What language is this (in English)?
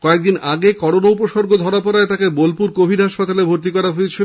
Bangla